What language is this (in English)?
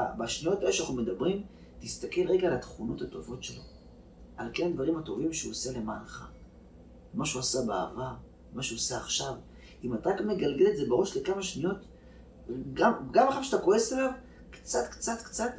Hebrew